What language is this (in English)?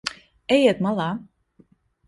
Latvian